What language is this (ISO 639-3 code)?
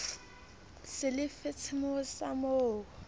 sot